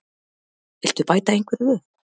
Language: Icelandic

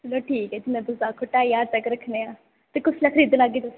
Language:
Dogri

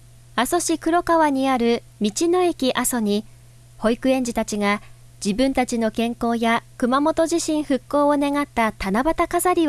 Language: Japanese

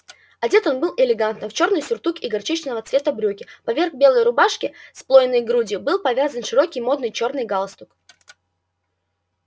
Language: Russian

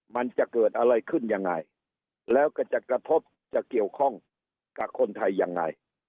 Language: Thai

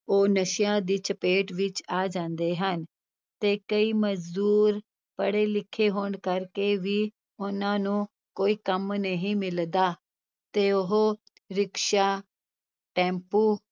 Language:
Punjabi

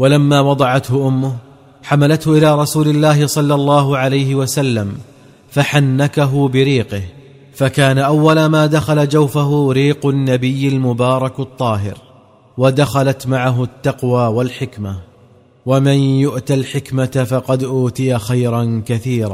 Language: Arabic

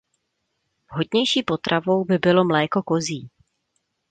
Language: Czech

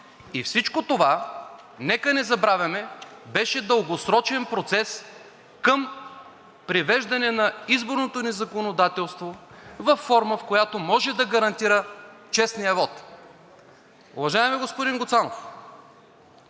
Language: Bulgarian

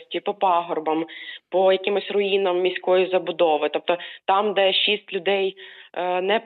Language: Ukrainian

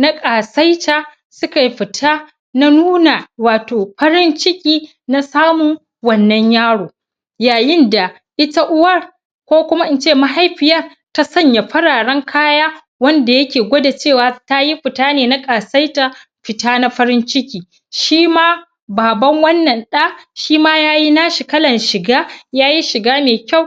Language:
Hausa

